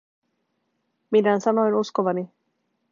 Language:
Finnish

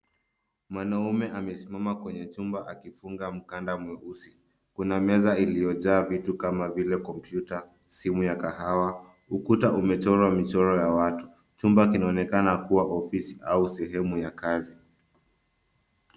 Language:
Swahili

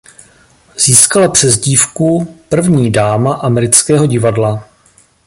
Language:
Czech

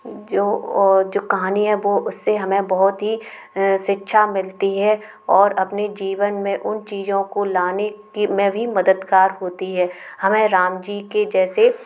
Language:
Hindi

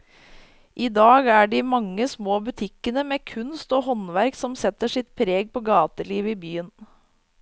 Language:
Norwegian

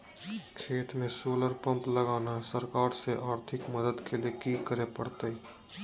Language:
Magahi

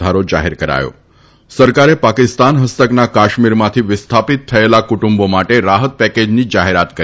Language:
Gujarati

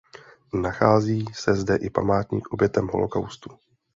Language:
Czech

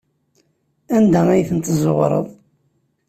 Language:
Kabyle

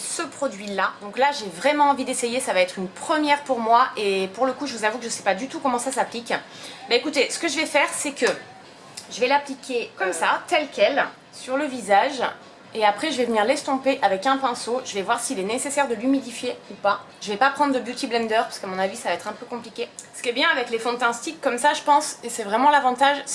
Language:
French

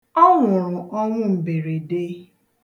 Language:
Igbo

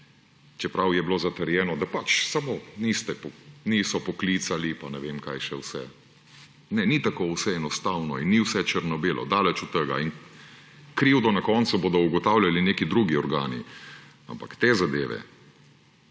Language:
Slovenian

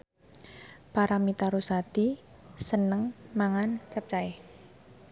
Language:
Javanese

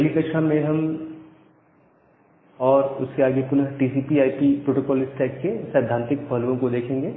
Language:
Hindi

